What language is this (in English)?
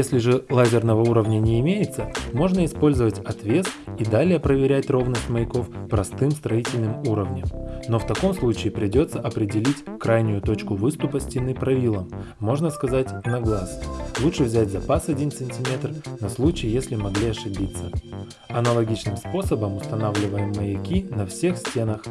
Russian